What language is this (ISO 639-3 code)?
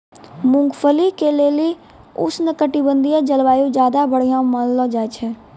mai